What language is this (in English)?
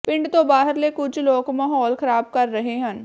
Punjabi